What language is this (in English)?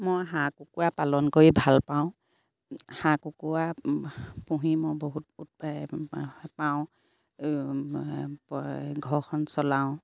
Assamese